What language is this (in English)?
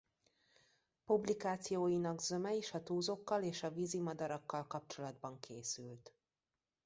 Hungarian